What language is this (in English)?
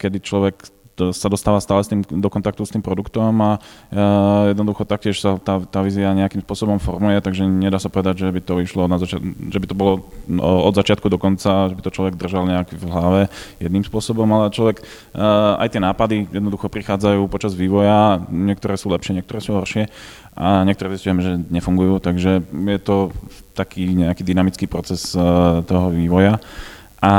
Czech